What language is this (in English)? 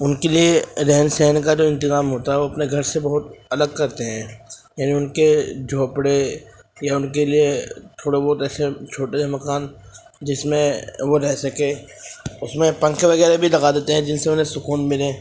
Urdu